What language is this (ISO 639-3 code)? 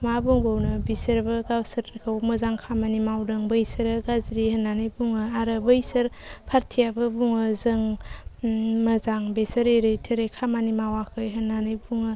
brx